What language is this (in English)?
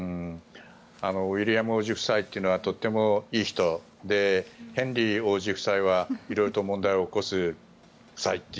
Japanese